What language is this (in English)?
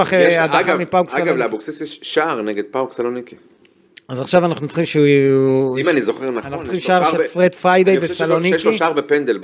Hebrew